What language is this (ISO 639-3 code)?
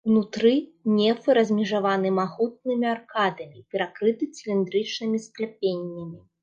bel